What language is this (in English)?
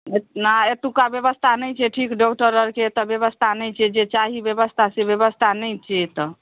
Maithili